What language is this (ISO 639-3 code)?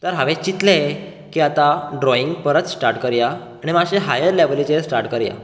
kok